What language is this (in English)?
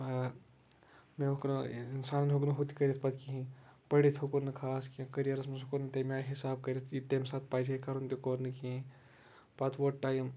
Kashmiri